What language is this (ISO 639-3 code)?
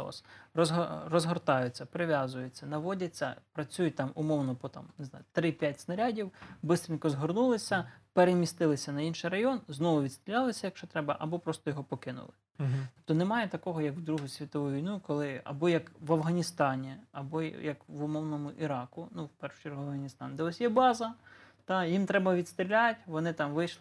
ukr